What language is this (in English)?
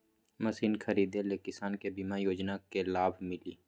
Magahi